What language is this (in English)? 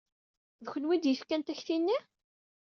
Kabyle